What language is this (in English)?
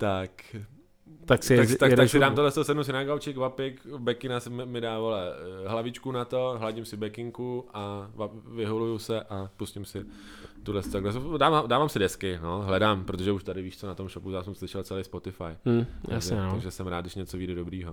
Czech